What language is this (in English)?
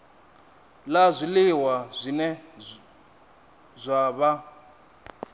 Venda